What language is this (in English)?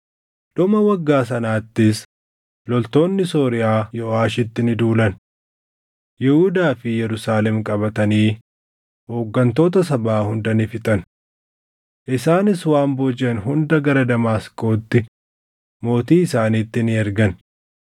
Oromo